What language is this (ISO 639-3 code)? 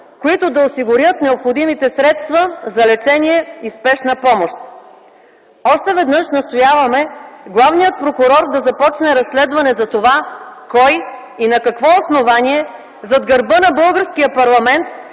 bul